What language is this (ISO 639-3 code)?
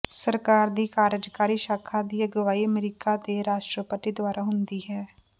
pan